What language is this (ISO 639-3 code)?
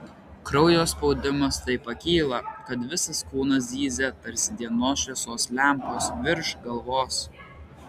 lit